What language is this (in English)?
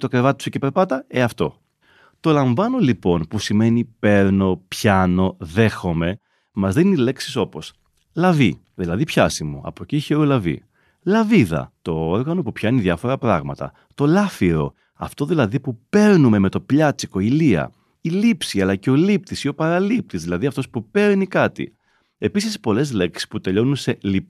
Greek